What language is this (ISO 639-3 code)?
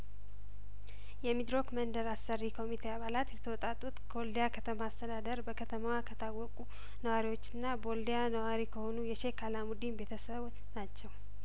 amh